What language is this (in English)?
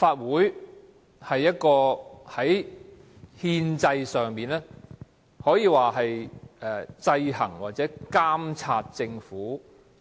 Cantonese